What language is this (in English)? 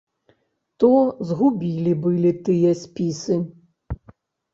Belarusian